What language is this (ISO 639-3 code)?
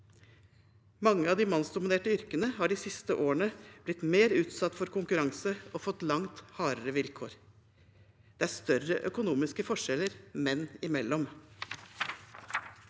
nor